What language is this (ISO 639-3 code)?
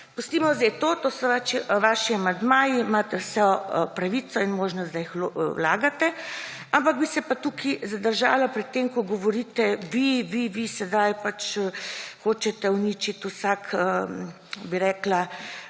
slv